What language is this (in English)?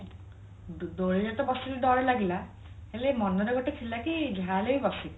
Odia